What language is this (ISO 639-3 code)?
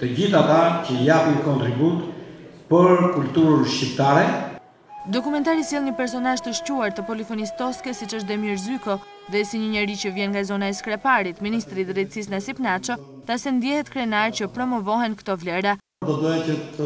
ron